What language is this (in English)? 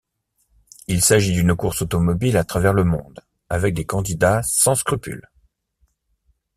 French